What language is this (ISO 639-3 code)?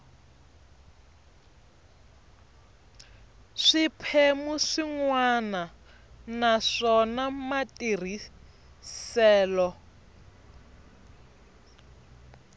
tso